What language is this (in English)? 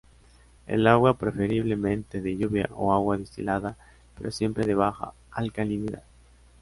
Spanish